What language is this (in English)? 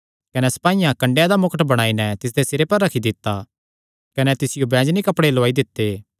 Kangri